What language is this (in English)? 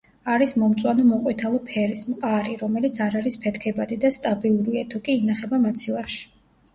Georgian